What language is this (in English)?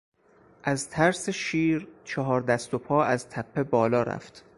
Persian